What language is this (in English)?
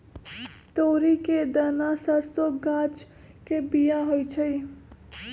Magahi